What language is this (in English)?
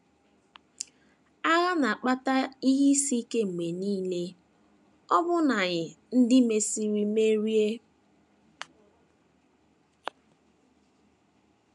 Igbo